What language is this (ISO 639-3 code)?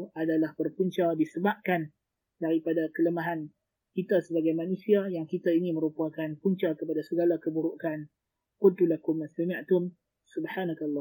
msa